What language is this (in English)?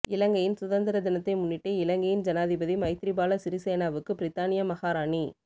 Tamil